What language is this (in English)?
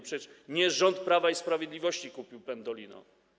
Polish